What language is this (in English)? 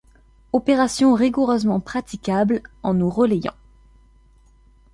French